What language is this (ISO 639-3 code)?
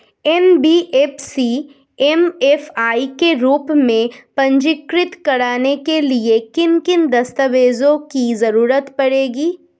hin